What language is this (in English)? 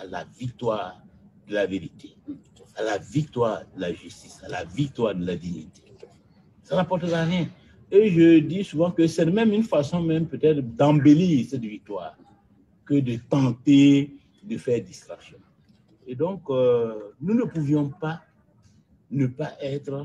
French